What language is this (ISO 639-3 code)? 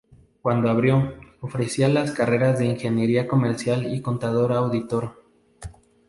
spa